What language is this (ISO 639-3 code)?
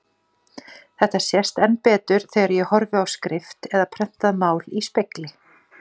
isl